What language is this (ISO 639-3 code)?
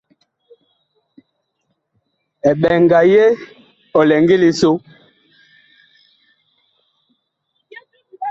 bkh